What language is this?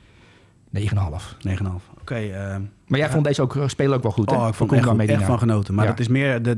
Dutch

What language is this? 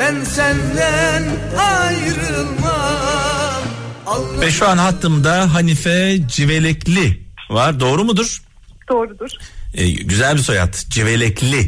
Turkish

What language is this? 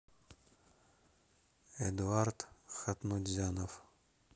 Russian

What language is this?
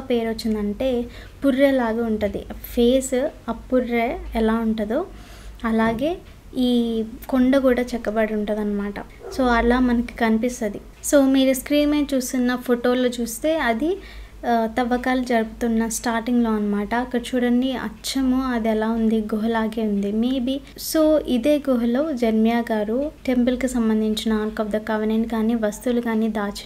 Telugu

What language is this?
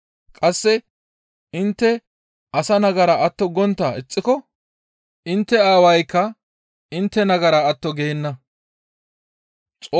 Gamo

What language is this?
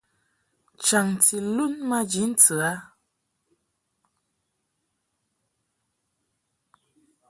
Mungaka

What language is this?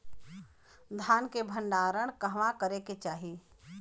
Bhojpuri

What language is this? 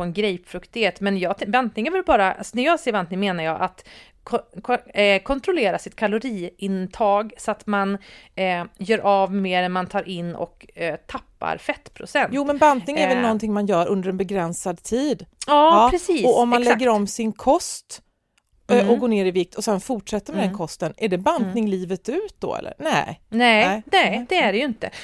Swedish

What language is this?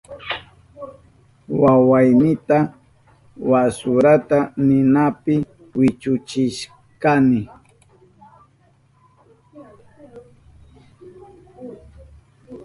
Southern Pastaza Quechua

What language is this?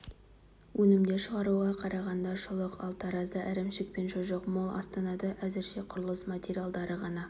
Kazakh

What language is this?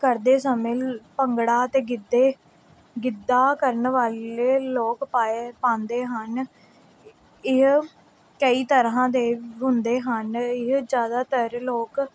Punjabi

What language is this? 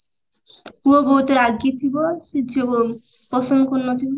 Odia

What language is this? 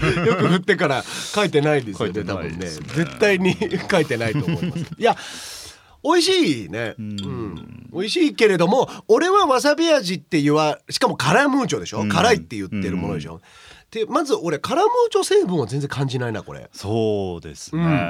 Japanese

